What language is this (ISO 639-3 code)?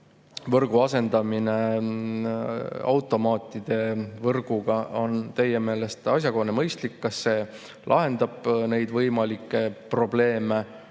est